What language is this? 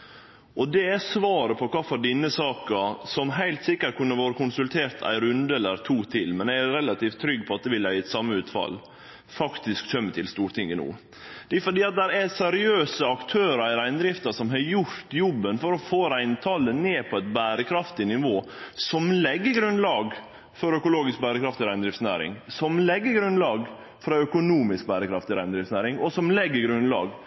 Norwegian Nynorsk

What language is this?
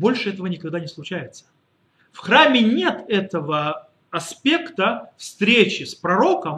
Russian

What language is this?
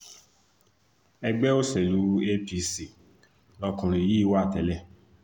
Yoruba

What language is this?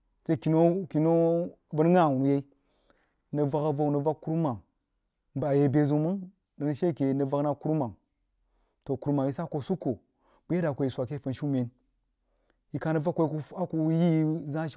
Jiba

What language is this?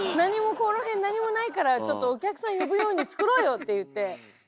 Japanese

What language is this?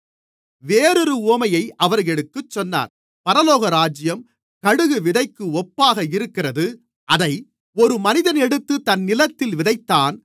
Tamil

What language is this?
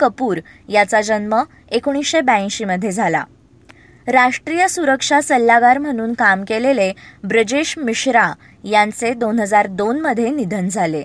Marathi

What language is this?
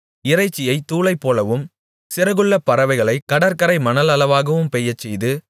Tamil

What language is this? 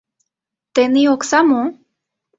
Mari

